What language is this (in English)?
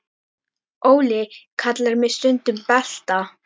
Icelandic